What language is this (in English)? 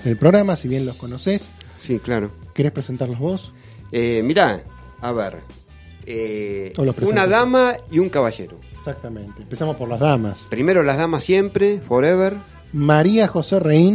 Spanish